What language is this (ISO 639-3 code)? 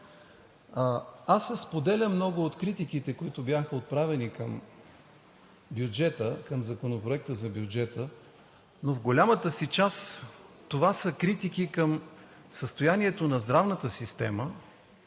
bul